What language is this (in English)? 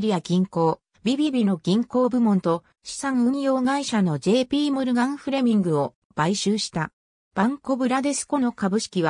Japanese